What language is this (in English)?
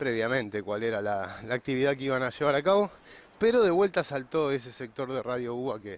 Spanish